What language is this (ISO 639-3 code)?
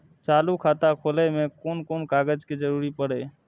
mai